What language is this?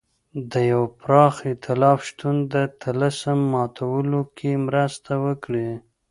Pashto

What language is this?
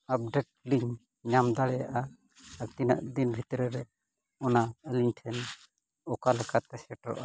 Santali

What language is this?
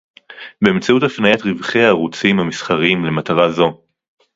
Hebrew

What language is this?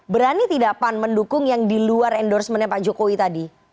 Indonesian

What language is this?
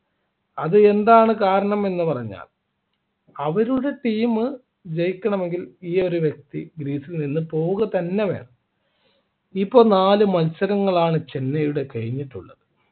Malayalam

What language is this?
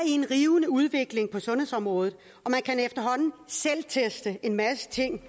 Danish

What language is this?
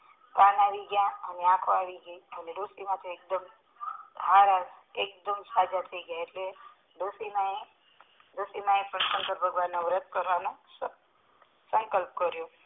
Gujarati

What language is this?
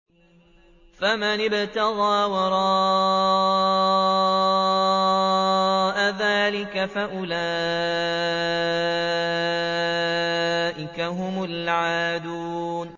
Arabic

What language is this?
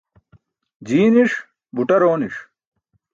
Burushaski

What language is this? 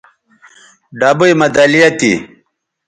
Bateri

